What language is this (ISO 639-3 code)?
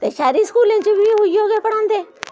doi